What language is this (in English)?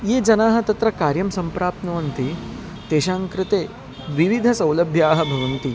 Sanskrit